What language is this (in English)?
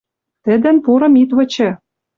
Western Mari